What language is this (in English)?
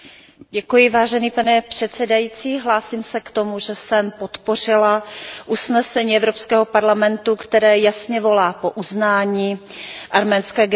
Czech